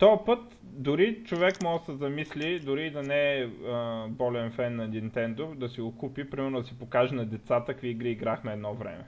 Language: Bulgarian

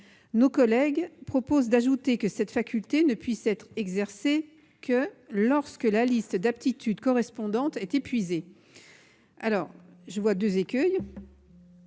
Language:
French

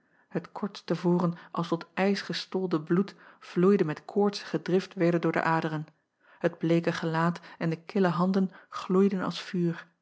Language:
Dutch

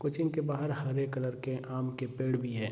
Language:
Hindi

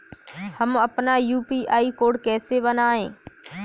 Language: Hindi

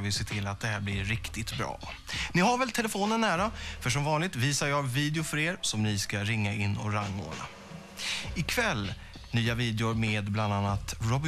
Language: Swedish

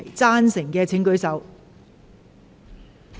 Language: Cantonese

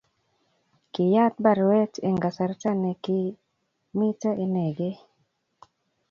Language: Kalenjin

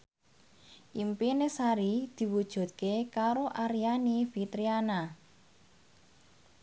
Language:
Javanese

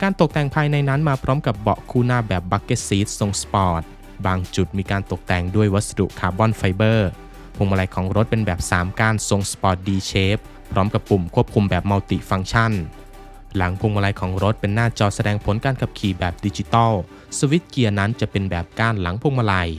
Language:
Thai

